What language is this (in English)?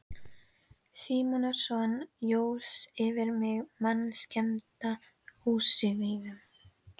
Icelandic